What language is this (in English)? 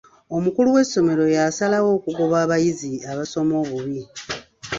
Ganda